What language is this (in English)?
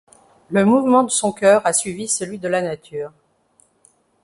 French